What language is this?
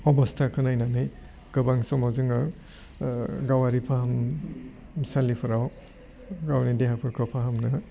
Bodo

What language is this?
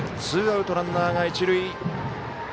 Japanese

